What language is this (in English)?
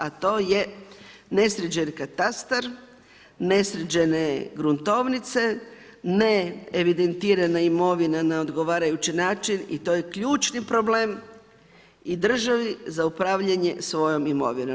Croatian